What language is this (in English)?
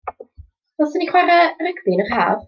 Welsh